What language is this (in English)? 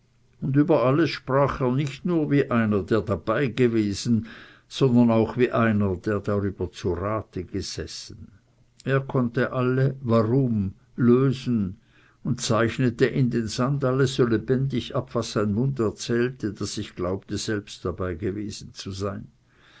German